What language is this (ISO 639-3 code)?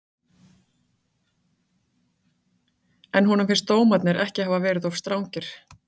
isl